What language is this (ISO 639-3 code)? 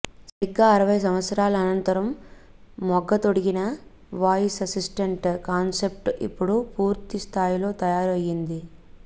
tel